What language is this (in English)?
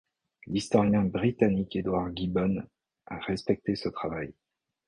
French